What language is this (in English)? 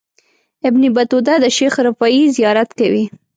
Pashto